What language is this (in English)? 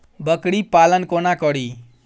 Maithili